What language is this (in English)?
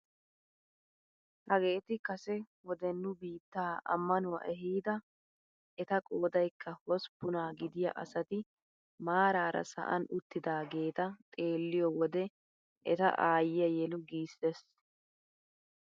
Wolaytta